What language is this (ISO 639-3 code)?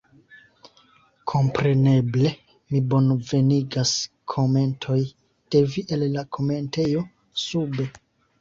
epo